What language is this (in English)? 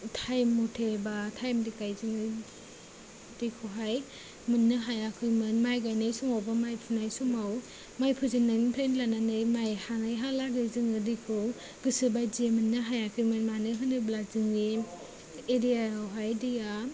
Bodo